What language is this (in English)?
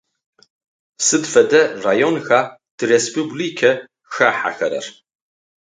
Adyghe